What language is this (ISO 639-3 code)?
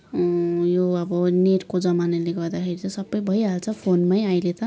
nep